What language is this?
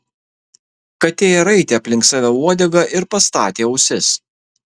Lithuanian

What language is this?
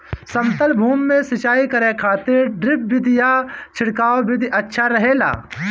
Bhojpuri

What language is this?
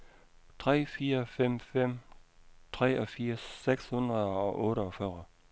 Danish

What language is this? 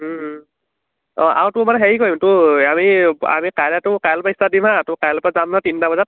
Assamese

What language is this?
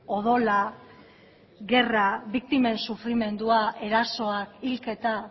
Basque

